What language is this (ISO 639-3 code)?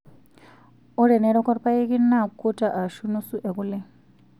mas